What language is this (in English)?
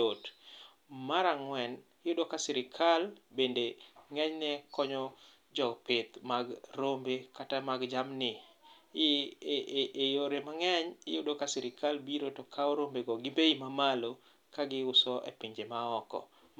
Luo (Kenya and Tanzania)